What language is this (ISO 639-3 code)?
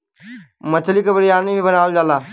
bho